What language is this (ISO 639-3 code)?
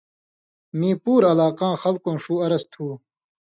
mvy